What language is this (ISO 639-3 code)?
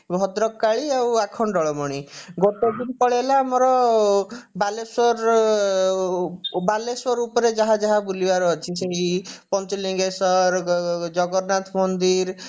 ori